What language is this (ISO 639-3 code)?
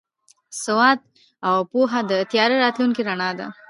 pus